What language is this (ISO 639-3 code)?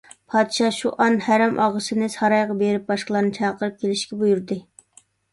uig